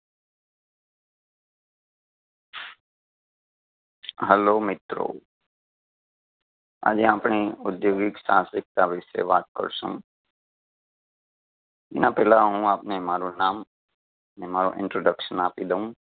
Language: Gujarati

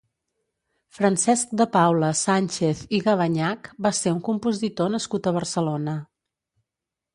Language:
Catalan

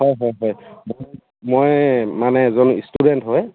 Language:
Assamese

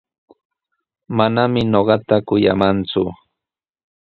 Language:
Sihuas Ancash Quechua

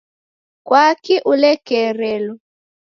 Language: Taita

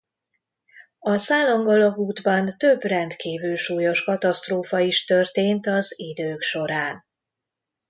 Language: Hungarian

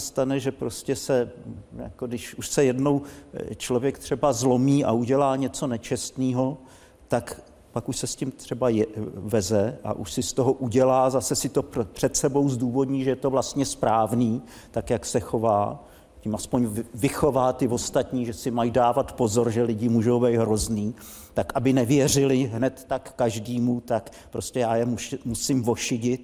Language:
Czech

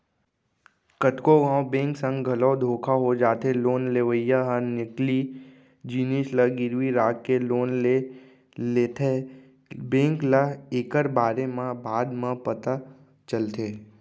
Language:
Chhattisgarhi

